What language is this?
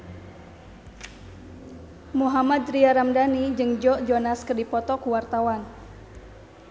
Sundanese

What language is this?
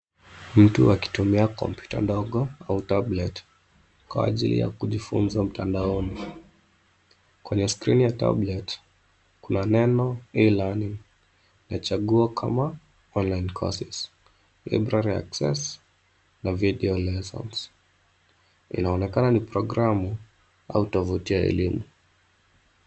Swahili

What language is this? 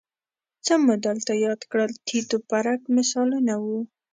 Pashto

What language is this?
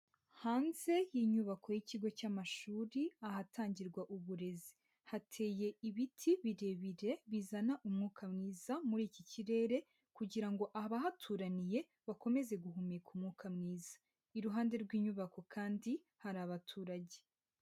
Kinyarwanda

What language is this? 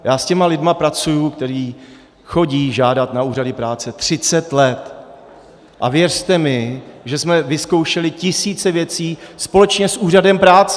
Czech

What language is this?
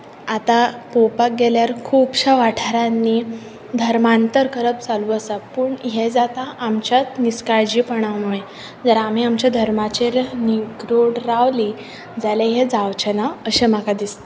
Konkani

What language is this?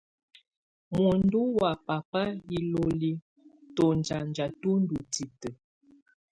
Tunen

